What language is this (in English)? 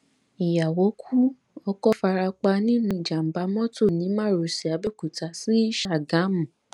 Yoruba